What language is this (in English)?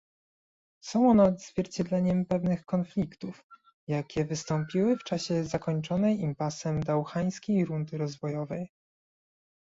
Polish